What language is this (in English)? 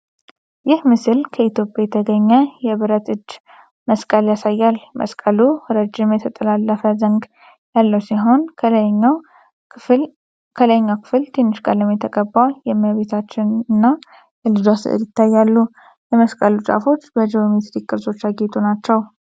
Amharic